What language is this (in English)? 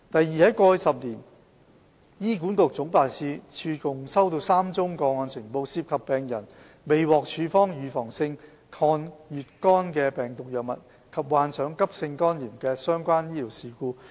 Cantonese